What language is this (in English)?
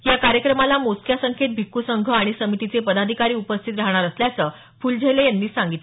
Marathi